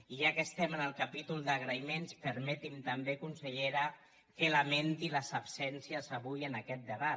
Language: Catalan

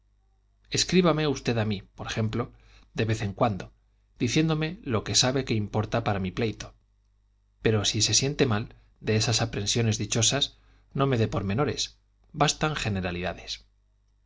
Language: Spanish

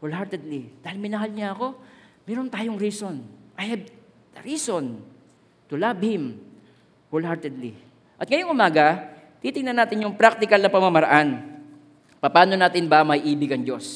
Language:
Filipino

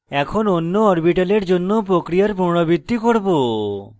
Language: Bangla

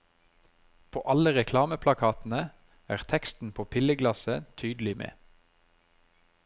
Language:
Norwegian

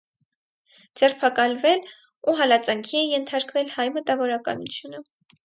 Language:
Armenian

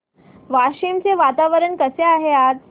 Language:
Marathi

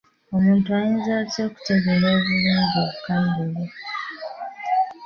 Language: Ganda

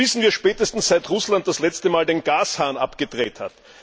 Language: German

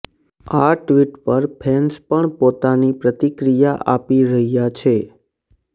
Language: Gujarati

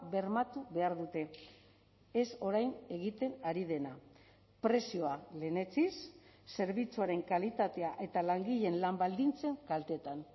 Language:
Basque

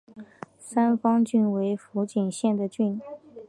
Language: Chinese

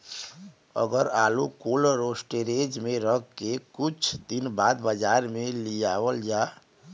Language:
Bhojpuri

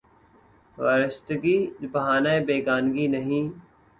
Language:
Urdu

